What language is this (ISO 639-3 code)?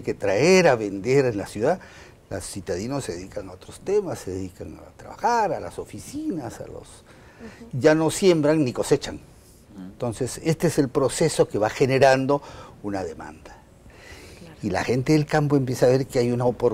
spa